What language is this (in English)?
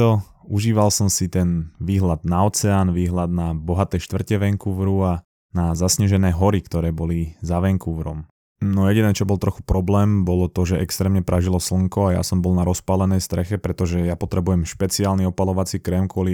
Slovak